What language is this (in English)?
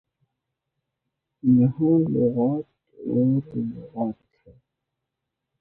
Urdu